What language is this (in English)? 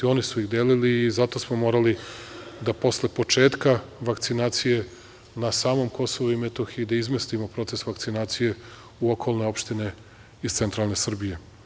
Serbian